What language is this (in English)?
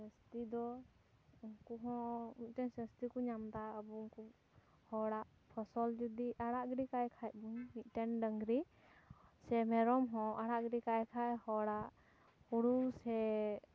Santali